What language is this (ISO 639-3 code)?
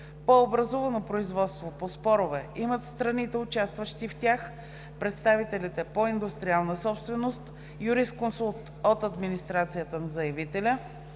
bul